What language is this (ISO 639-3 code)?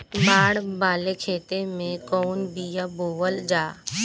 bho